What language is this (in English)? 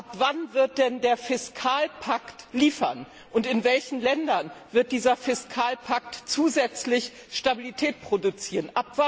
German